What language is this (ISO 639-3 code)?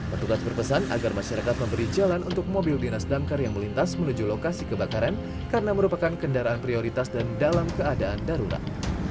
ind